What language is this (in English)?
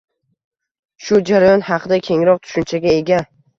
Uzbek